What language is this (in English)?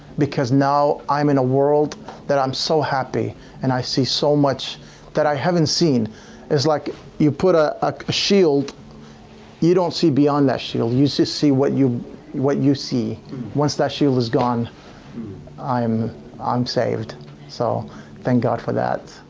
English